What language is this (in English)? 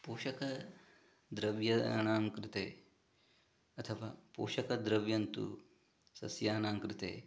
Sanskrit